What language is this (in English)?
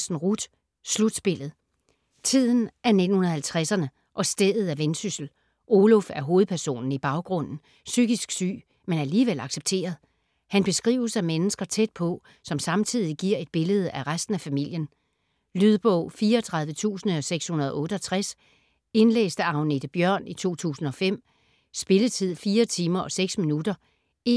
Danish